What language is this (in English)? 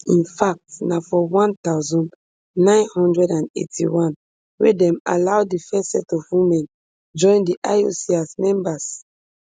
Nigerian Pidgin